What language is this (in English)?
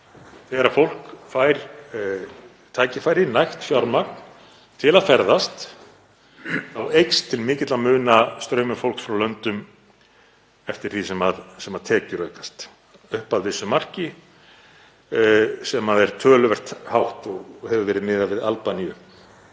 Icelandic